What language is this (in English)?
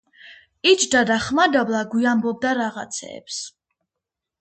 Georgian